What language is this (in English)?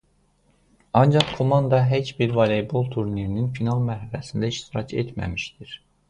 Azerbaijani